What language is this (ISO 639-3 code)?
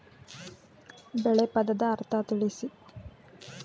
kan